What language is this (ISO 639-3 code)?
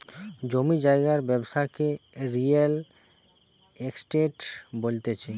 ben